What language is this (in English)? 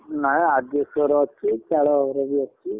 Odia